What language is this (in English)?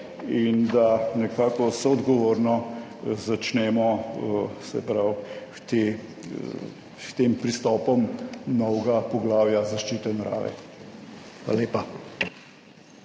Slovenian